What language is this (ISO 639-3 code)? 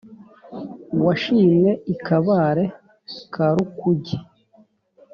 kin